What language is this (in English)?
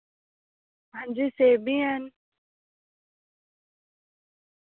Dogri